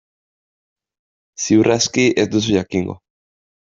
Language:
Basque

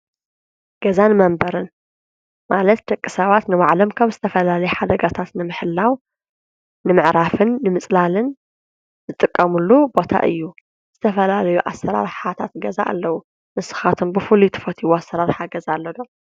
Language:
Tigrinya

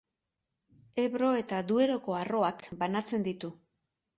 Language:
Basque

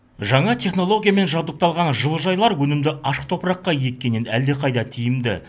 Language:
Kazakh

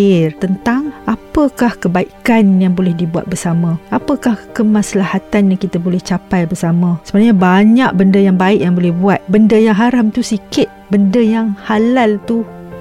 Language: Malay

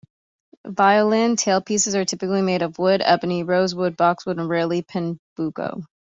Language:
English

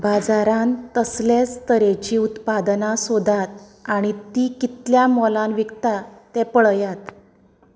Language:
Konkani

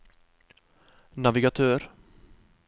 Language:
Norwegian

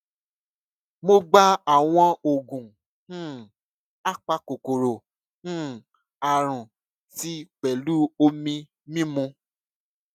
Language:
Yoruba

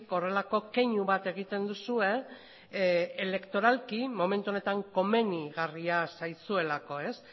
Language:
Basque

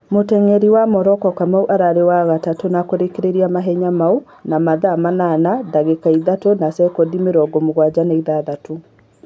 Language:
Kikuyu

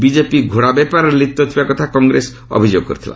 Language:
Odia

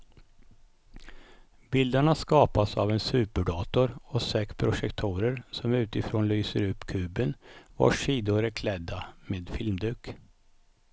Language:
Swedish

